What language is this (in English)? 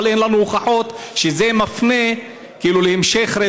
Hebrew